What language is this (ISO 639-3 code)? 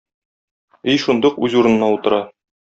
tat